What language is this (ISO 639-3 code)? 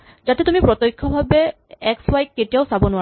asm